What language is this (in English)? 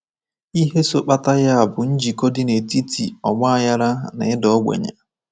Igbo